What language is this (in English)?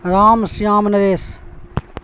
Urdu